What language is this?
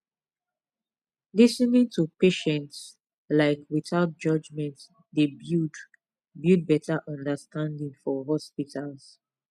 Nigerian Pidgin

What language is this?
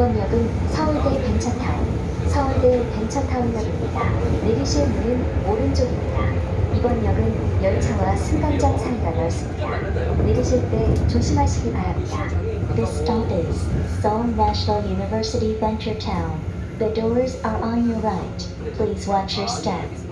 Korean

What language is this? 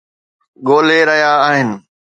Sindhi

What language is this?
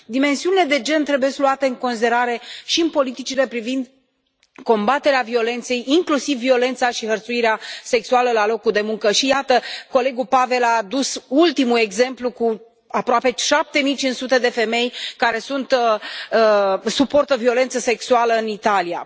Romanian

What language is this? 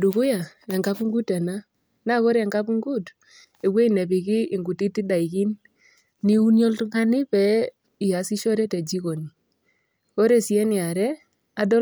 Masai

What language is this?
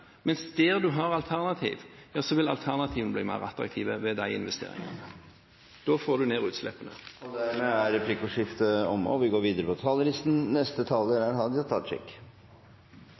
Norwegian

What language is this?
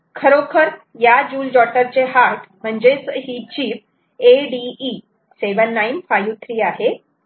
Marathi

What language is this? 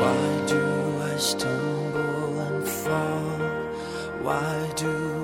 Filipino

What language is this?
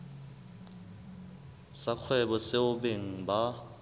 Southern Sotho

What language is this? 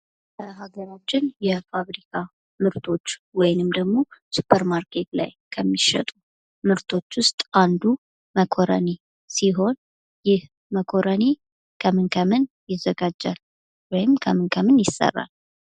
Amharic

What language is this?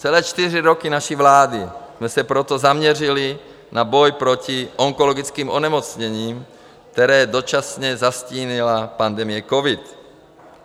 Czech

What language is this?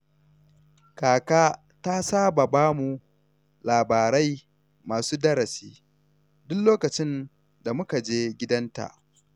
Hausa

